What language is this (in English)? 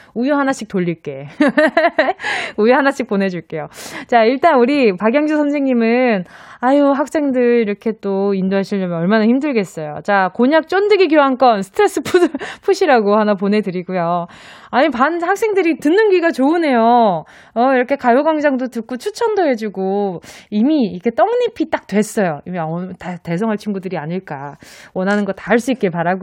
Korean